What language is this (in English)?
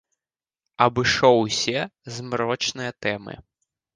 Belarusian